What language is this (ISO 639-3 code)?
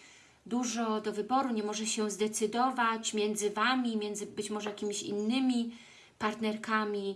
pol